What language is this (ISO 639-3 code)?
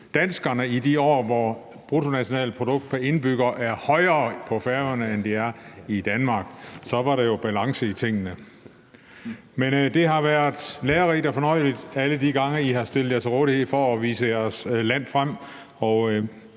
dan